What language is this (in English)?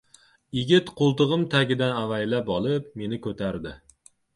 Uzbek